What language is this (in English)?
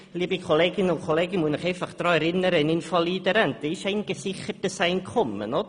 Swiss German